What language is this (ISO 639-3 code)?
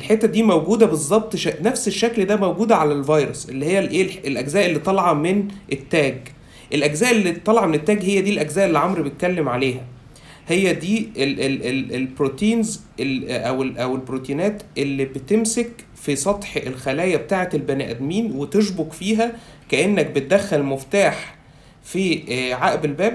ara